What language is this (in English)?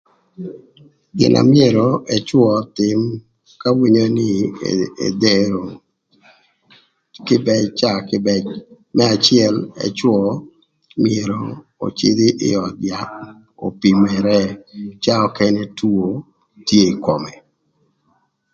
Thur